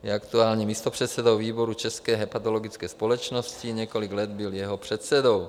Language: Czech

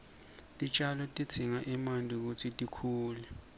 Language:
Swati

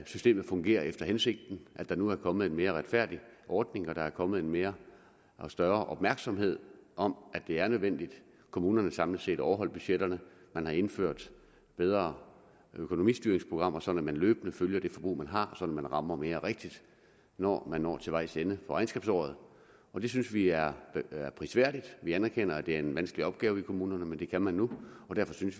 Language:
Danish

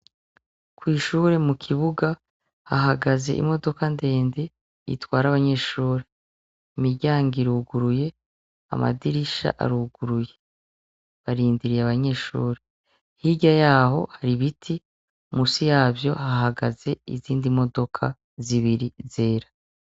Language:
Rundi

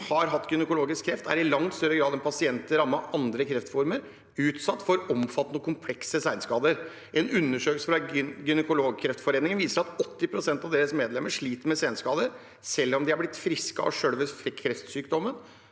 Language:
Norwegian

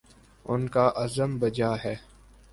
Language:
Urdu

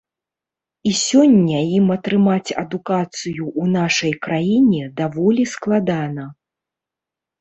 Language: Belarusian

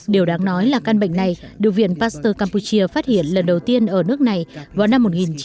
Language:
Vietnamese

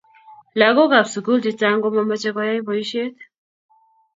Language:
Kalenjin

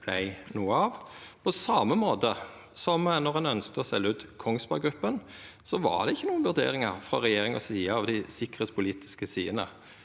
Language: Norwegian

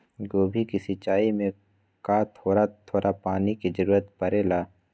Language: Magahi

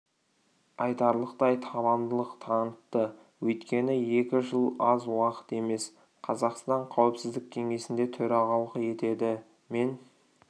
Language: Kazakh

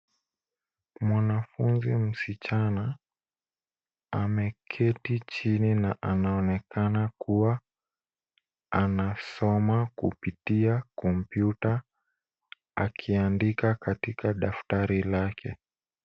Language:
Swahili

